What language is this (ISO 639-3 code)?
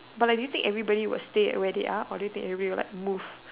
eng